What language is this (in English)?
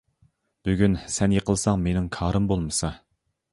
Uyghur